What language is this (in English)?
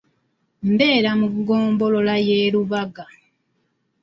Ganda